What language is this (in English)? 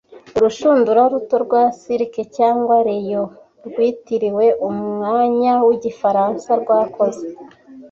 Kinyarwanda